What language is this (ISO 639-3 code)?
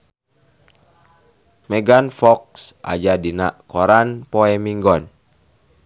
sun